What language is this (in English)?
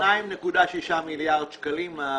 Hebrew